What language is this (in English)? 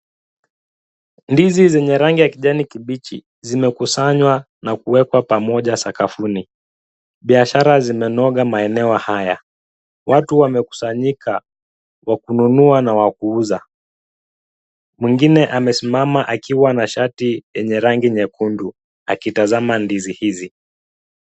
Swahili